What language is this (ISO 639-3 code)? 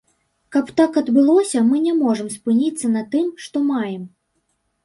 bel